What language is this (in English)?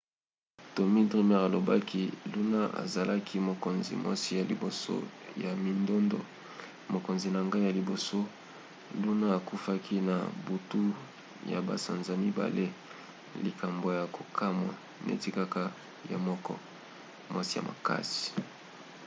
Lingala